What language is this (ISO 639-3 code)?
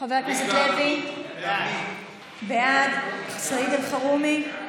heb